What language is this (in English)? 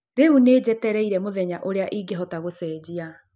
Kikuyu